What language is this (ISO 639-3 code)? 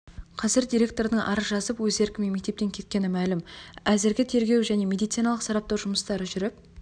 kaz